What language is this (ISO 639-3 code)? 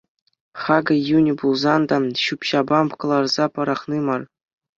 chv